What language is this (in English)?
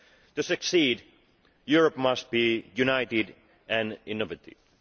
English